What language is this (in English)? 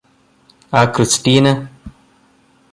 Malayalam